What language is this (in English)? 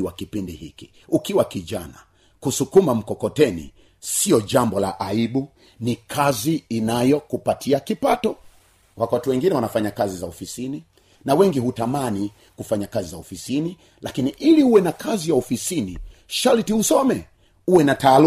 Swahili